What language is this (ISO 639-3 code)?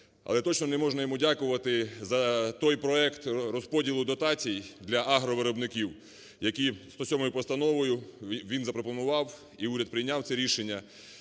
ukr